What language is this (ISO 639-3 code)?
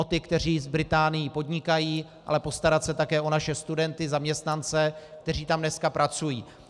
ces